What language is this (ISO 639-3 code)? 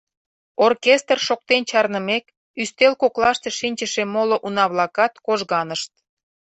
chm